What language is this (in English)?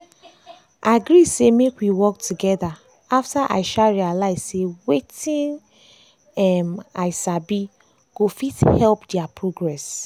Nigerian Pidgin